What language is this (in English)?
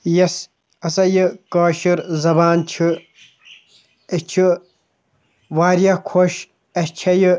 Kashmiri